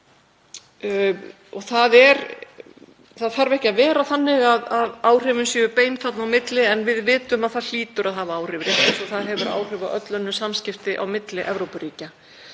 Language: Icelandic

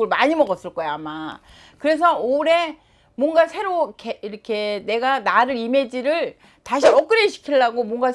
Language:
Korean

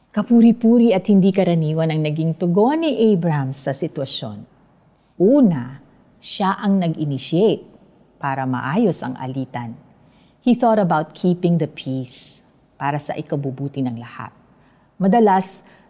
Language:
Filipino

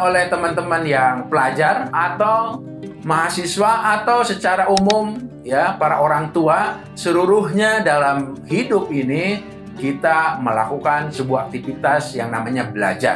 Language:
Indonesian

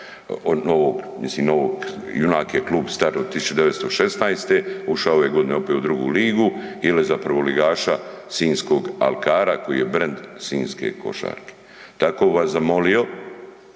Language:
Croatian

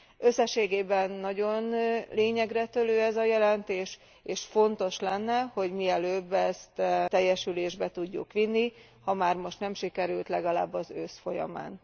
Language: Hungarian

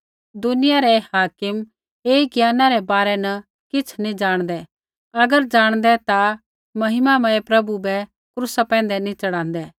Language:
Kullu Pahari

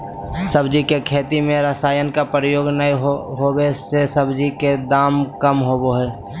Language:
Magahi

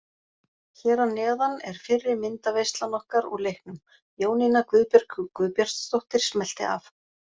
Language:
Icelandic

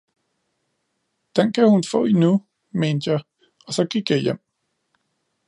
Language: Danish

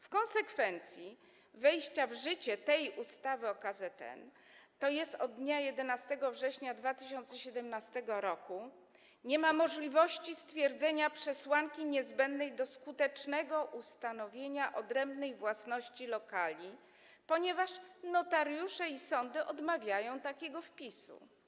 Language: Polish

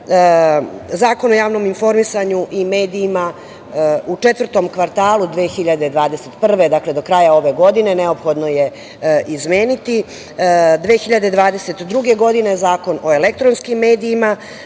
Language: Serbian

